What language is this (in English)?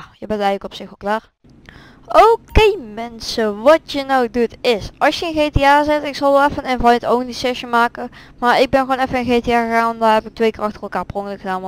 Dutch